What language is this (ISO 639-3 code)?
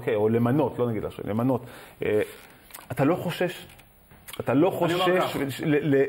heb